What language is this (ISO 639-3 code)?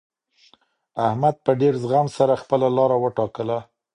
pus